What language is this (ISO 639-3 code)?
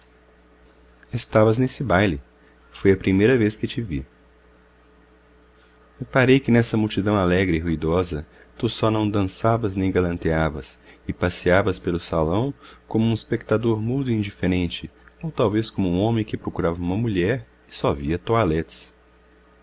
por